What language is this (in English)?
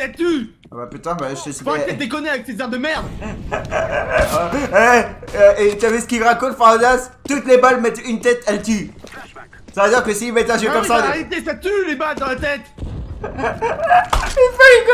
French